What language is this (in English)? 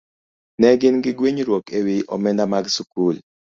Luo (Kenya and Tanzania)